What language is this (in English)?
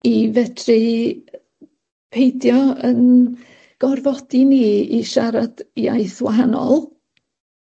Welsh